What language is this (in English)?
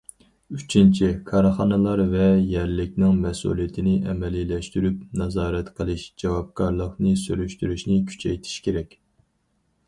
Uyghur